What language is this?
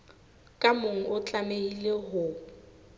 Southern Sotho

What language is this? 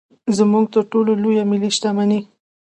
Pashto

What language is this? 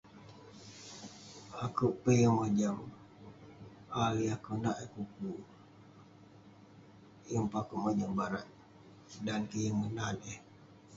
Western Penan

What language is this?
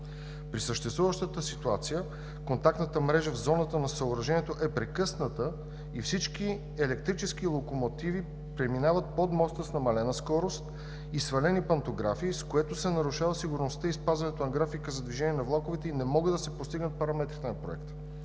Bulgarian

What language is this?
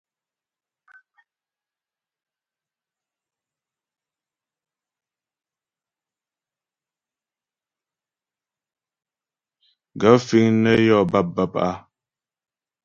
Ghomala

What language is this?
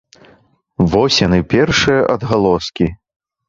Belarusian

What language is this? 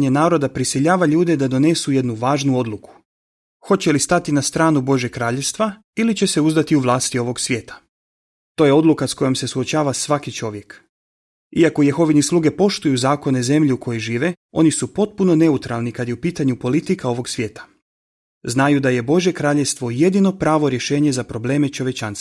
Croatian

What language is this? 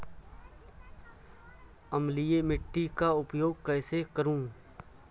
Hindi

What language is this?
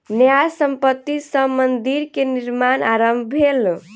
Maithili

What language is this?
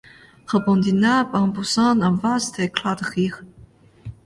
French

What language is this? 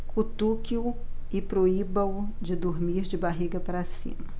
Portuguese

